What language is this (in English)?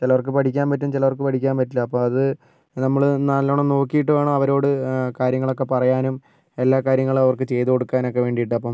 Malayalam